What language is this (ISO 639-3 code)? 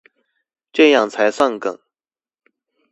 zho